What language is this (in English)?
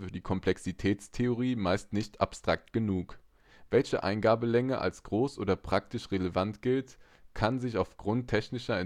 German